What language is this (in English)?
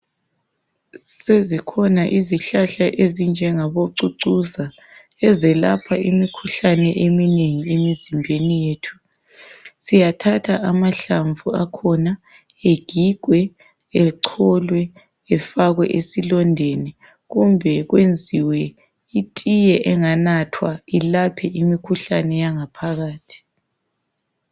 North Ndebele